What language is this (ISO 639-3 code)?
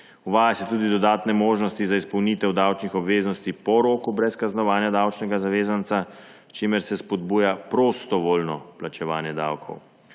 slv